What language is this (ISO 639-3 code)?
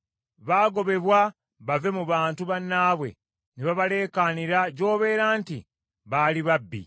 lug